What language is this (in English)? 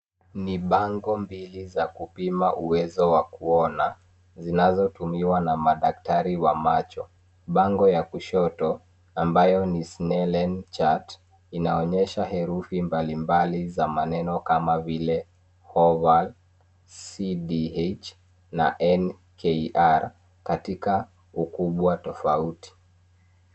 Swahili